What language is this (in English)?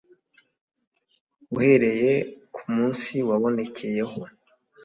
Kinyarwanda